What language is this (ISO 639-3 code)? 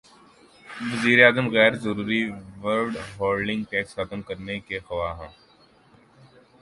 urd